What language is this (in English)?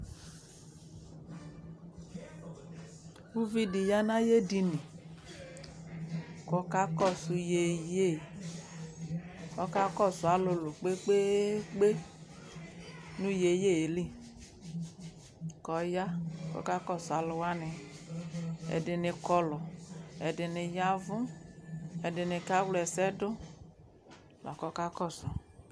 Ikposo